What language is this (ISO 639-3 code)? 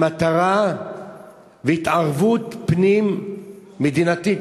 heb